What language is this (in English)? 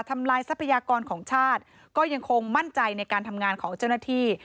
Thai